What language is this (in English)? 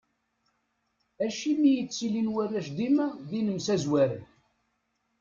Kabyle